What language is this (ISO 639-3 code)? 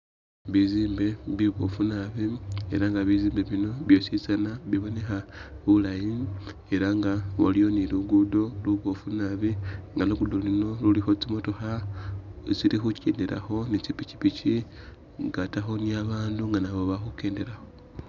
myx